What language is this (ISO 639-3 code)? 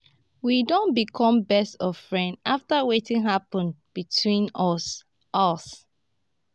pcm